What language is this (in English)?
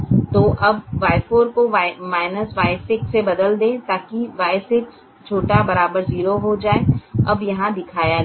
Hindi